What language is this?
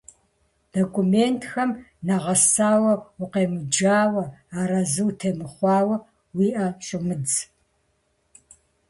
Kabardian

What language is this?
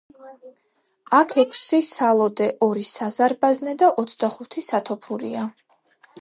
Georgian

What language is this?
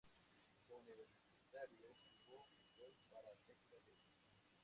Spanish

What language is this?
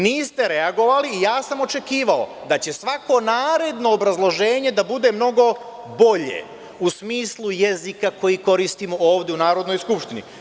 Serbian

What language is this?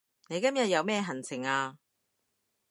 Cantonese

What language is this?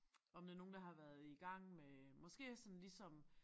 Danish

